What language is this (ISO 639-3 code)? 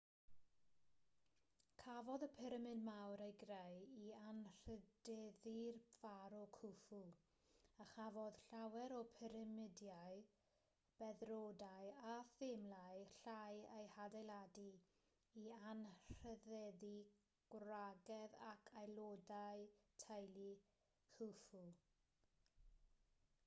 cym